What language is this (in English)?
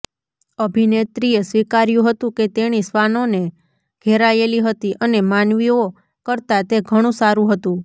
Gujarati